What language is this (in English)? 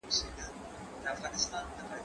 Pashto